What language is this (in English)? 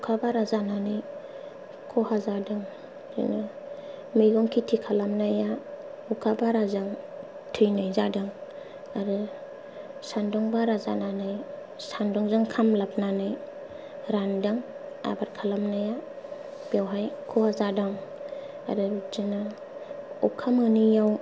Bodo